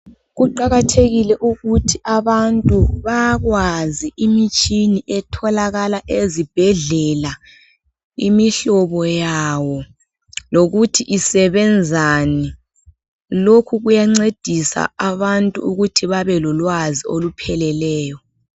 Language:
North Ndebele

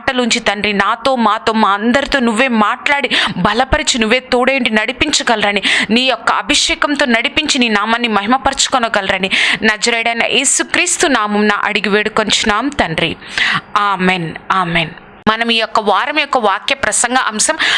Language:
French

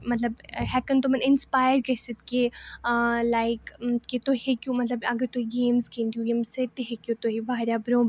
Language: Kashmiri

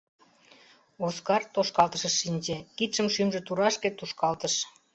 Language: Mari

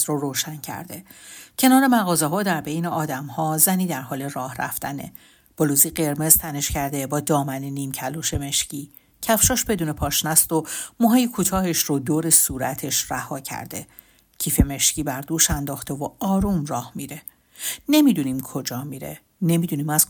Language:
Persian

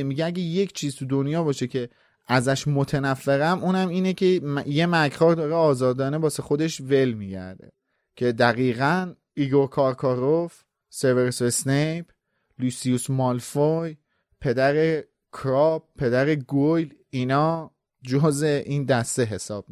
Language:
Persian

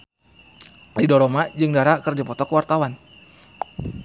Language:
Sundanese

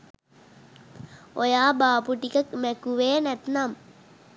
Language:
Sinhala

